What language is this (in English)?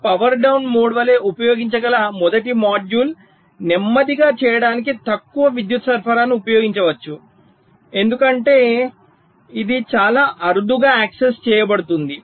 Telugu